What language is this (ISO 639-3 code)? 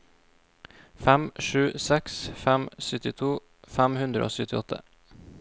nor